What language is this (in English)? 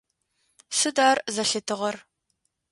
Adyghe